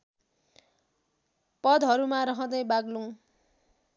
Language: Nepali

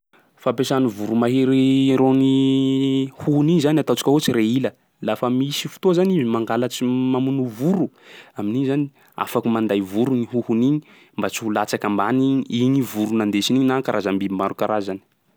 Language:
Sakalava Malagasy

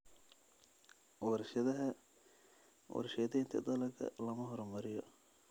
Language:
Somali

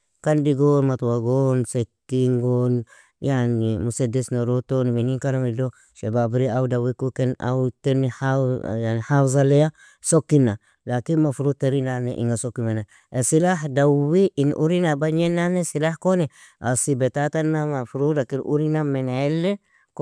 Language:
Nobiin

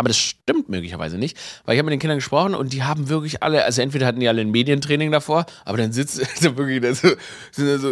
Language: German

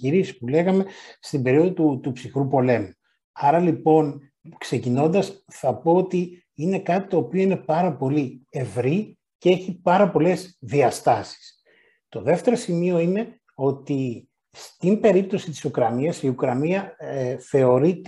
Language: Greek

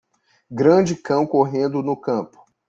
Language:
Portuguese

